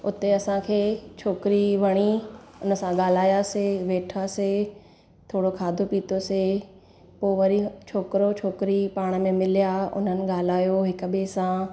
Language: Sindhi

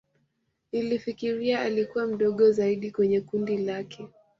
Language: Swahili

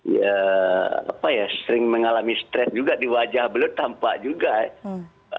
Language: Indonesian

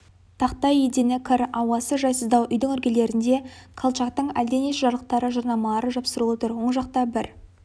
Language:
Kazakh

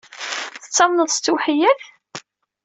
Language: Kabyle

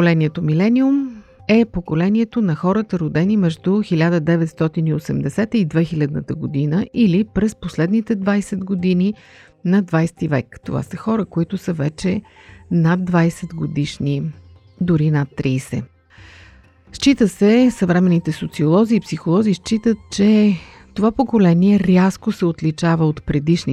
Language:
Bulgarian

